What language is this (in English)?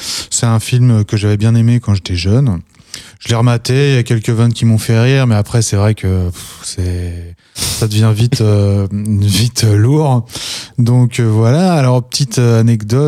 French